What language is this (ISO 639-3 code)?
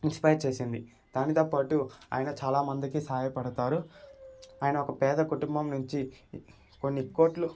tel